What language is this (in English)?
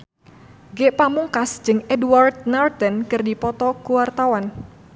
Sundanese